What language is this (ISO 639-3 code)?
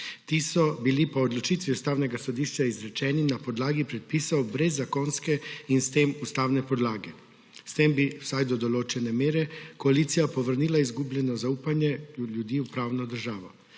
slv